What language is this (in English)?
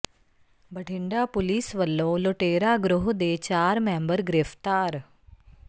Punjabi